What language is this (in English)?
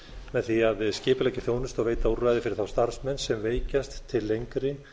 Icelandic